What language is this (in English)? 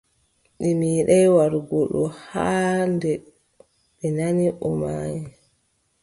Adamawa Fulfulde